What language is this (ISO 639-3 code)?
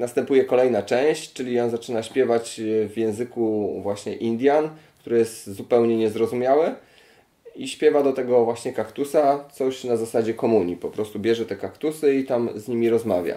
pol